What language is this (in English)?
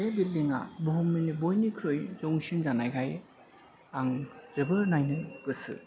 Bodo